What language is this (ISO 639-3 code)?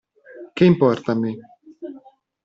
ita